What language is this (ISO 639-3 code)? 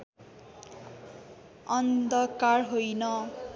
nep